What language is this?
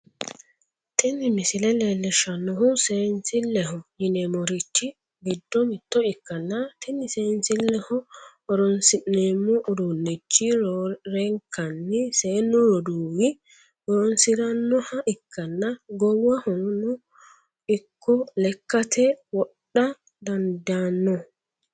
Sidamo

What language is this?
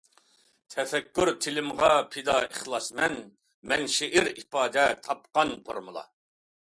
Uyghur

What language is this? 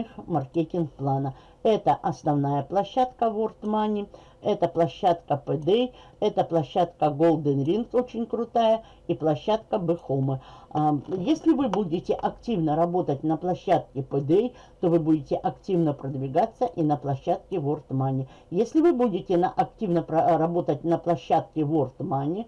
Russian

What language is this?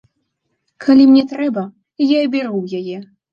Belarusian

